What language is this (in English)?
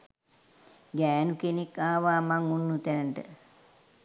Sinhala